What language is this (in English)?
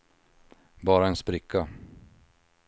Swedish